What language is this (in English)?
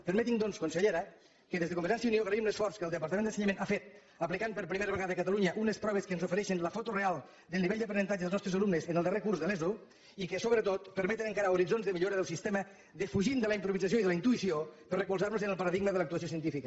Catalan